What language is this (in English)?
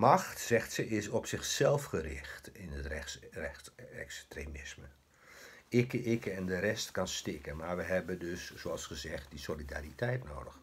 Dutch